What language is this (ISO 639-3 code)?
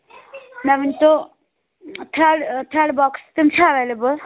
kas